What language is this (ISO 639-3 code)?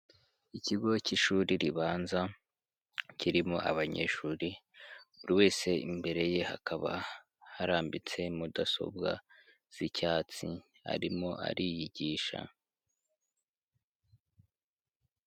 kin